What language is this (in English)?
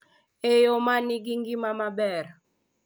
Luo (Kenya and Tanzania)